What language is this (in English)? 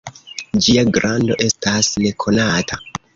Esperanto